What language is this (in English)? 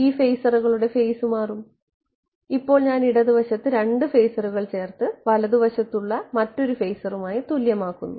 Malayalam